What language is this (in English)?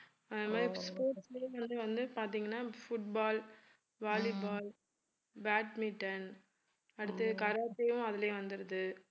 Tamil